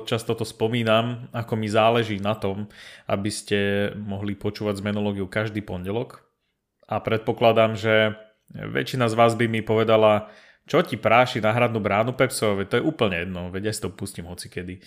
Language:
Slovak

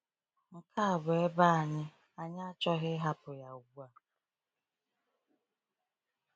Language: Igbo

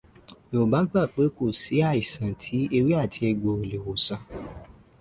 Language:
Yoruba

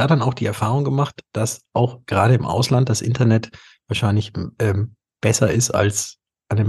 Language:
German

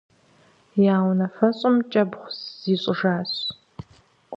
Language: Kabardian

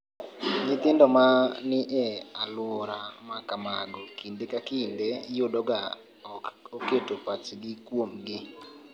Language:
Luo (Kenya and Tanzania)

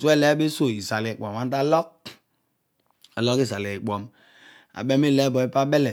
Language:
Odual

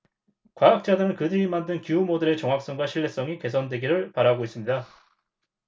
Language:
Korean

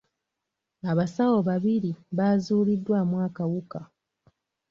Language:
Ganda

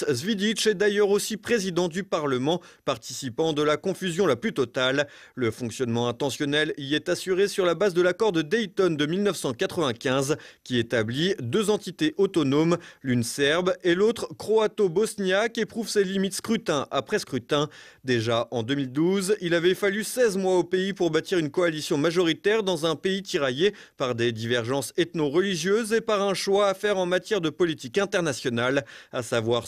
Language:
French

